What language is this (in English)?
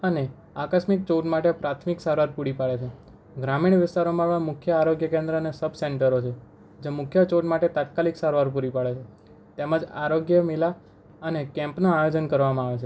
Gujarati